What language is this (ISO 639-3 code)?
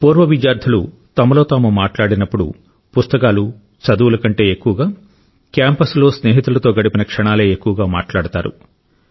tel